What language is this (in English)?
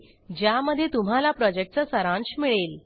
Marathi